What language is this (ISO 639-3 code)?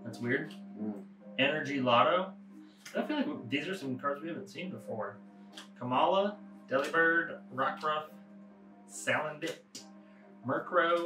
eng